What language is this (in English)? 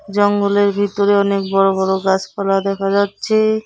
Bangla